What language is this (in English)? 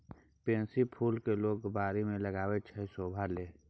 Maithili